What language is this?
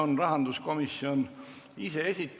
Estonian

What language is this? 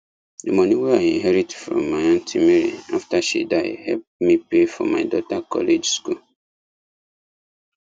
Nigerian Pidgin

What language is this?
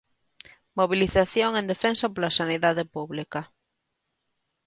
Galician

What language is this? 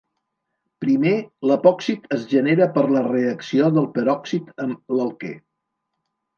Catalan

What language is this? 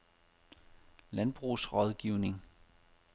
Danish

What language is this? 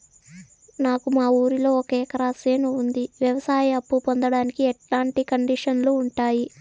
Telugu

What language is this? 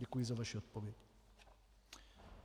Czech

